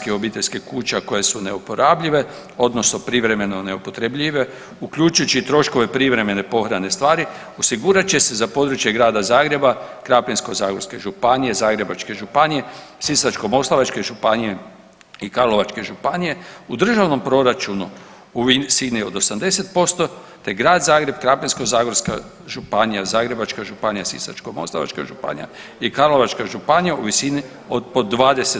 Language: Croatian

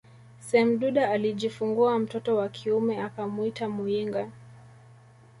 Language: Swahili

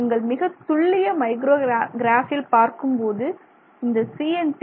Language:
Tamil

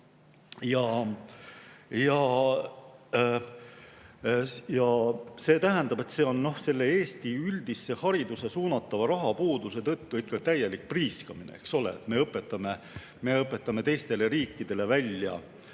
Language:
Estonian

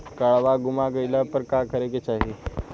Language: Bhojpuri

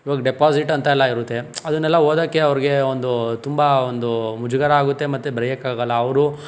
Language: Kannada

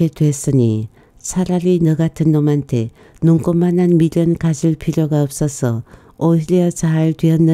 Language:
Korean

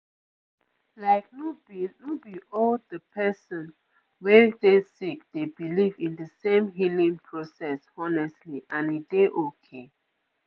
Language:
Nigerian Pidgin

